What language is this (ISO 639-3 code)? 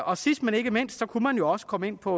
dan